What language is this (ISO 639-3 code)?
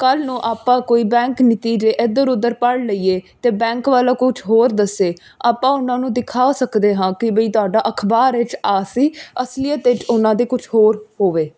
pan